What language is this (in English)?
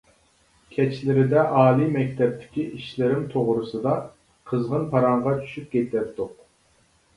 Uyghur